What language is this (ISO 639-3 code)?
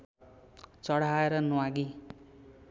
nep